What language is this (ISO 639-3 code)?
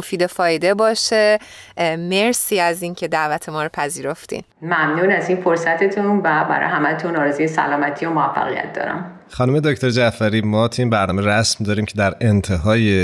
fas